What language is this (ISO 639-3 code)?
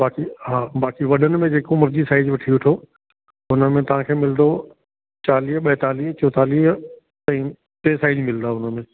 snd